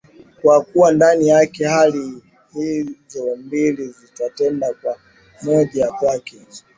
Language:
Swahili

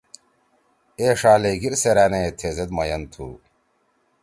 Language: Torwali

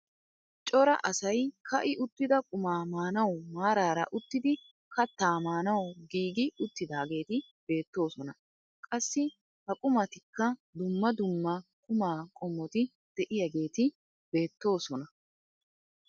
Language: Wolaytta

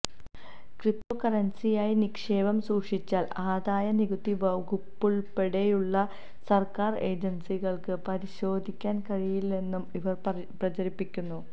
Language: Malayalam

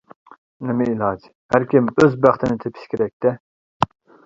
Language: Uyghur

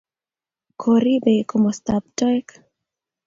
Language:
Kalenjin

